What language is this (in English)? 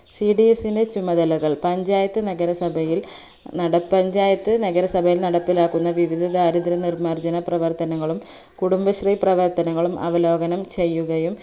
Malayalam